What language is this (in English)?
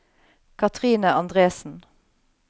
Norwegian